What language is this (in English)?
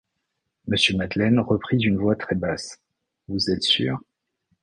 French